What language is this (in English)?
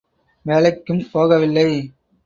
Tamil